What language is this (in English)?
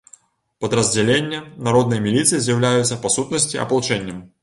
Belarusian